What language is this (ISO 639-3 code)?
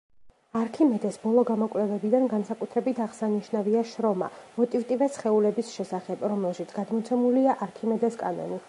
kat